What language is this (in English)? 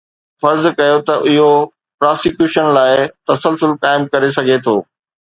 Sindhi